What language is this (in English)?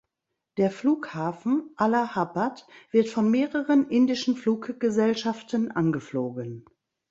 German